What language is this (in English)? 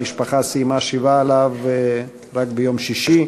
Hebrew